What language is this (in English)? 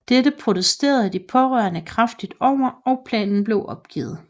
Danish